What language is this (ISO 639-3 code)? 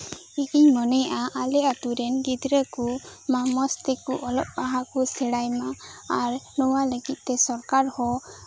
sat